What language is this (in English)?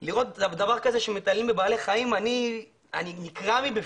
Hebrew